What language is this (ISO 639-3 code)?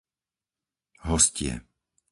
slk